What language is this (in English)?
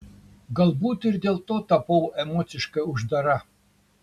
Lithuanian